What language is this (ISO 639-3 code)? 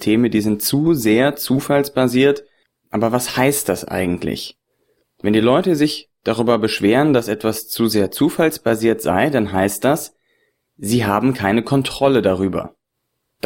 deu